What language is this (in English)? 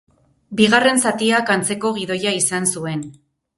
Basque